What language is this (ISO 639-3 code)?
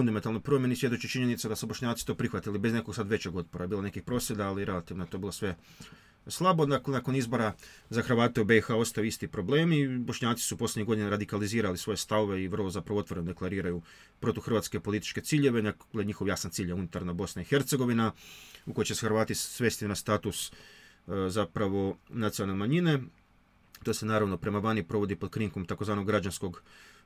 hrv